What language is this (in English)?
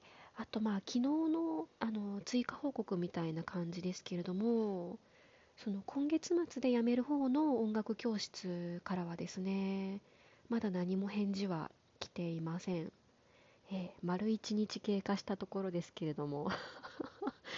Japanese